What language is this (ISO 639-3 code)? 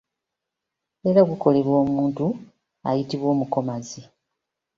lug